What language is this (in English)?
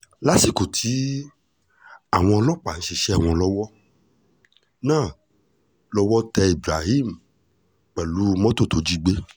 Yoruba